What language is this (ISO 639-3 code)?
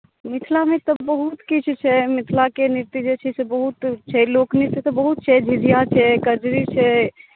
mai